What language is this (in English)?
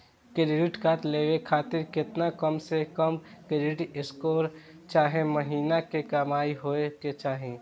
Bhojpuri